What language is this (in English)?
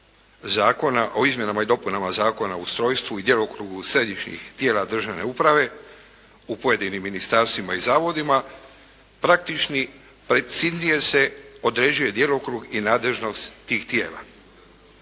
Croatian